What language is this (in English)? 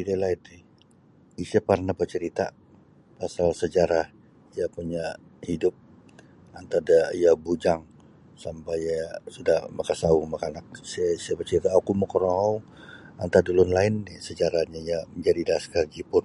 Sabah Bisaya